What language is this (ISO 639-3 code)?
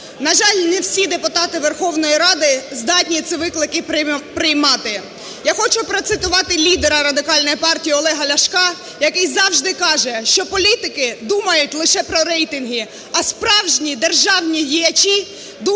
ukr